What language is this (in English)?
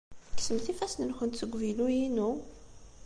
Kabyle